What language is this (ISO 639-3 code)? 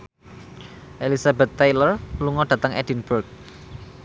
jav